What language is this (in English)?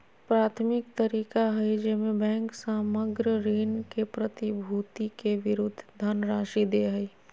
Magahi